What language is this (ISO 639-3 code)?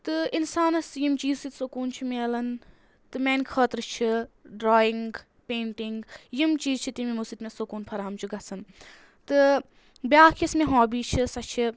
kas